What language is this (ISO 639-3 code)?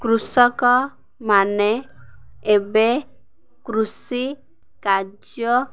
ori